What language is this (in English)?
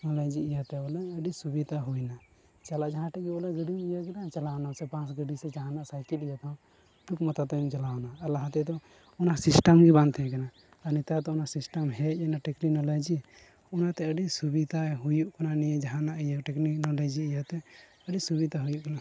Santali